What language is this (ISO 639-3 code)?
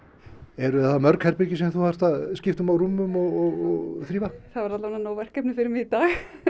isl